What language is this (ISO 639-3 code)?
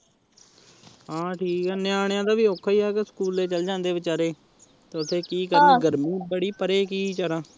pan